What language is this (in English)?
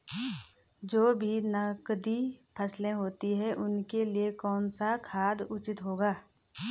Hindi